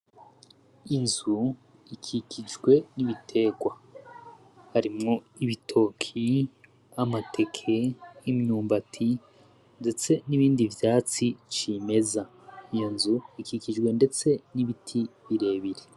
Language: Rundi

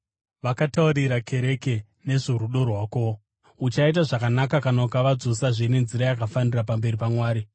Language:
Shona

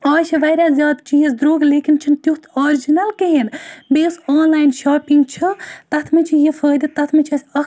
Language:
Kashmiri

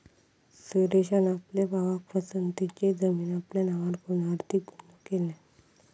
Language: Marathi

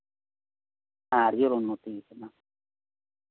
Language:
Santali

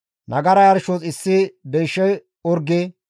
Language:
Gamo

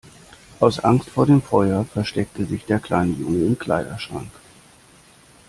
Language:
German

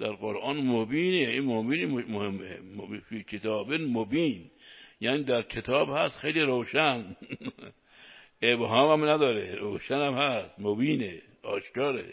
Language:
Persian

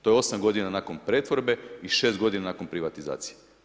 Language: Croatian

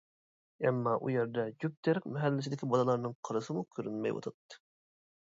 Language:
Uyghur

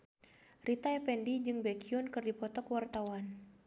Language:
Sundanese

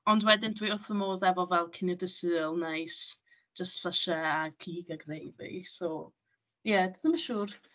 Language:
Welsh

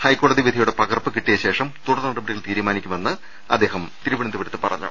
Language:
Malayalam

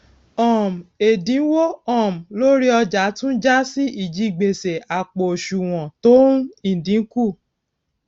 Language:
Yoruba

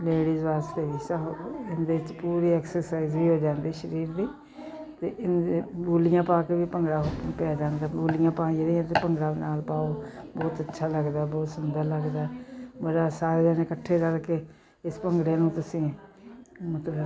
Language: Punjabi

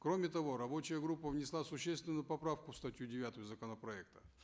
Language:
Kazakh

